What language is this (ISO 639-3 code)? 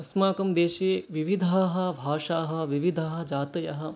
san